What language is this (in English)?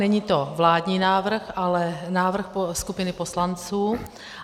Czech